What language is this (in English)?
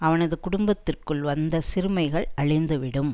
Tamil